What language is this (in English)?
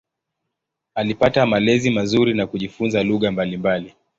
Swahili